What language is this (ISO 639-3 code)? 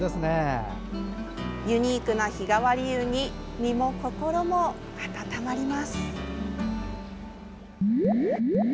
jpn